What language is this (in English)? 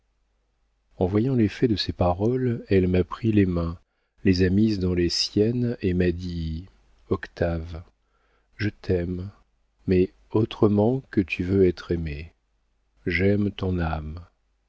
French